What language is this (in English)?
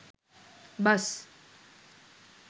Sinhala